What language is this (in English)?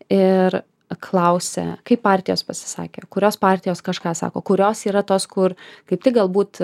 Lithuanian